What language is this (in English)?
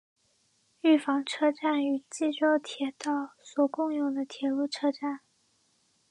Chinese